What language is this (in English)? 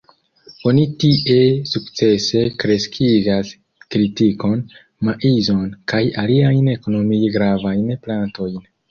Esperanto